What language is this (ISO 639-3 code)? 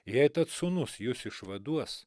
lit